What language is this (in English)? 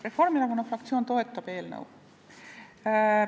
Estonian